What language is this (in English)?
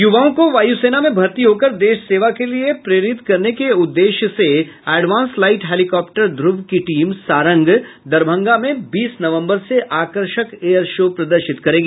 Hindi